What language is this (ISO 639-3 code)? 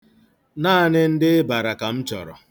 ibo